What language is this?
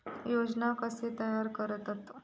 Marathi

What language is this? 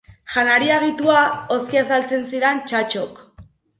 Basque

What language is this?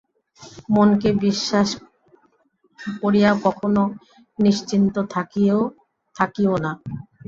Bangla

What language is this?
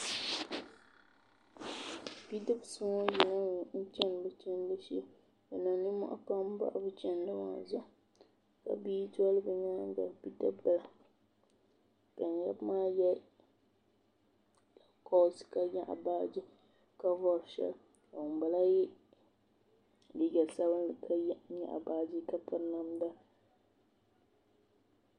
Dagbani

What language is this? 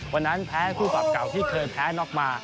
Thai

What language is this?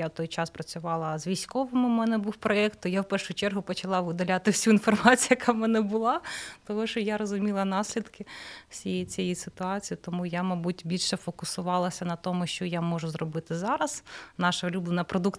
Ukrainian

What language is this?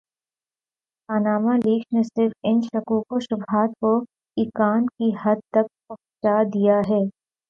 Urdu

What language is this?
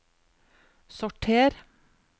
Norwegian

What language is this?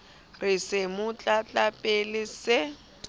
Southern Sotho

